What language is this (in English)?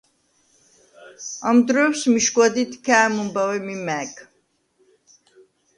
Svan